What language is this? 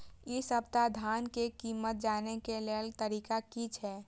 Maithili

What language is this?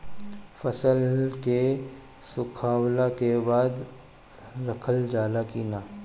Bhojpuri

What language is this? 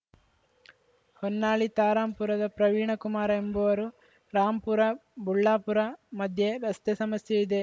Kannada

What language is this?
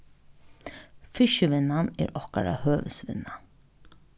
Faroese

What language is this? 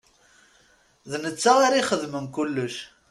Kabyle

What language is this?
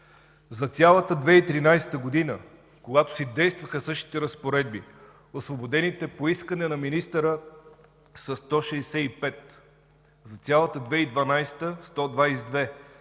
Bulgarian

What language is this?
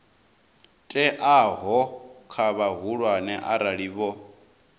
Venda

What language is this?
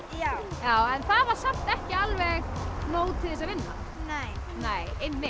Icelandic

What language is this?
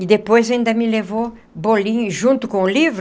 Portuguese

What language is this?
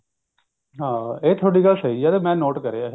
Punjabi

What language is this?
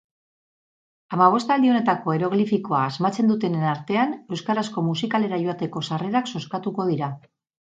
Basque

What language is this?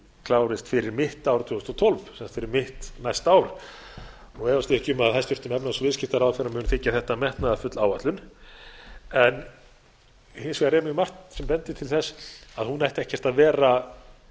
Icelandic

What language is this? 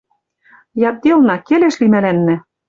Western Mari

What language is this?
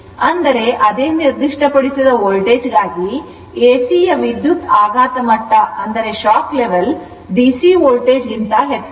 Kannada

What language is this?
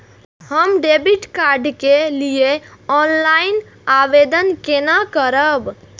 Maithili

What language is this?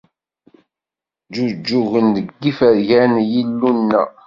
Kabyle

